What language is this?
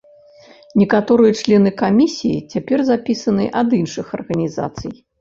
Belarusian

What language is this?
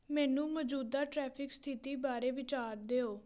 Punjabi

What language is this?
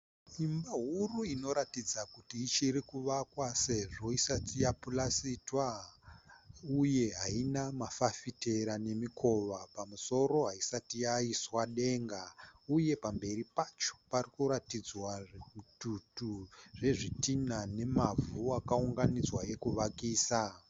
Shona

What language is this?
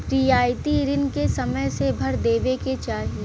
Bhojpuri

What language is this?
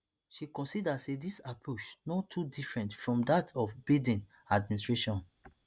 Nigerian Pidgin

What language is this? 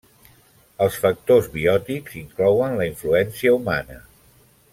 Catalan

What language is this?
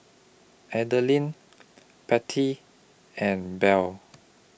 English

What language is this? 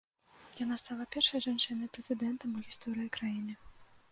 Belarusian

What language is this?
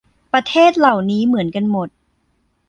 Thai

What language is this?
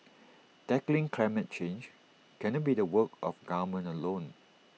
English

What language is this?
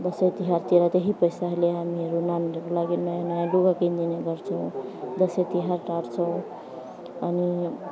Nepali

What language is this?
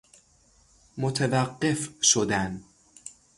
Persian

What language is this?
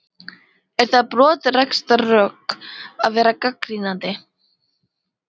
Icelandic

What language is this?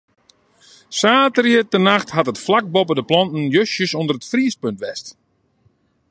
Western Frisian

